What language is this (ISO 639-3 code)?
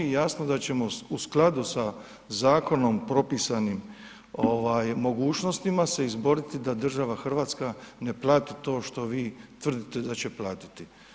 hrv